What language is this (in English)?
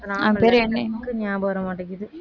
Tamil